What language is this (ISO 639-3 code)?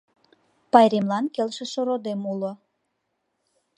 chm